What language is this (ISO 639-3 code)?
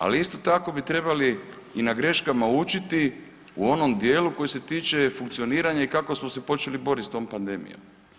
hrv